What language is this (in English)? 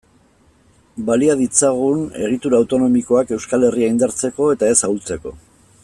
Basque